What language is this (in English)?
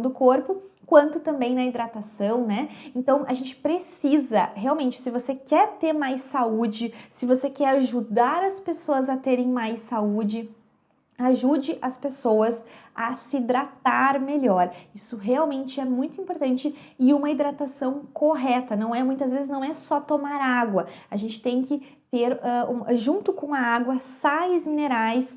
Portuguese